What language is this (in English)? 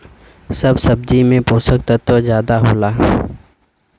Bhojpuri